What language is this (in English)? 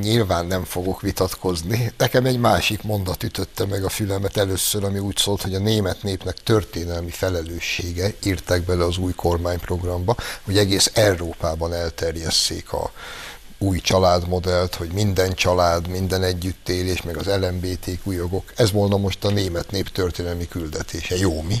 Hungarian